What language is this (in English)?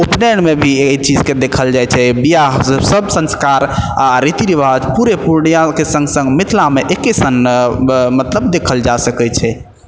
Maithili